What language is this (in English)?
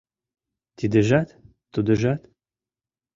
Mari